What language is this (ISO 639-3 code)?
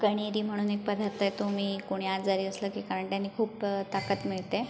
mar